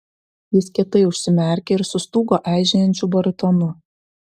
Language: Lithuanian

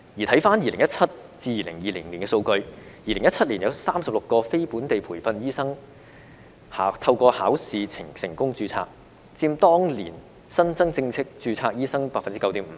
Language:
Cantonese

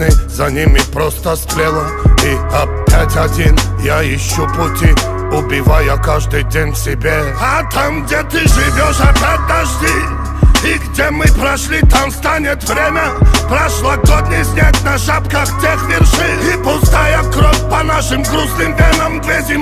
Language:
Russian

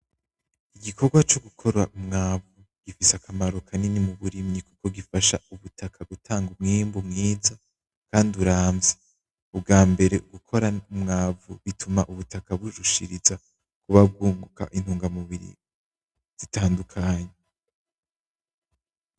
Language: Rundi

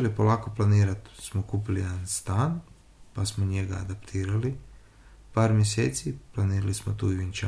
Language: Croatian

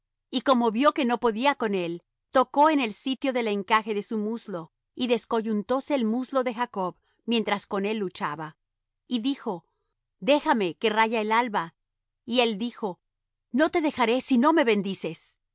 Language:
Spanish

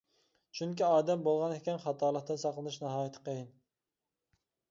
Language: Uyghur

